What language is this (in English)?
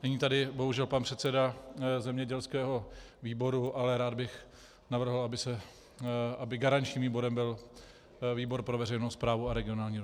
Czech